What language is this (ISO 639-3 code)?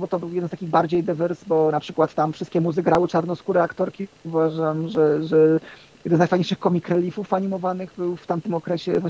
pol